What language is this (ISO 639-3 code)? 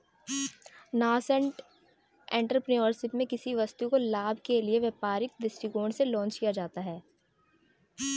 hin